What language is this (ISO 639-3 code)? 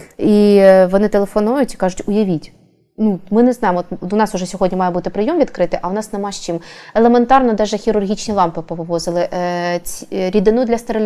ukr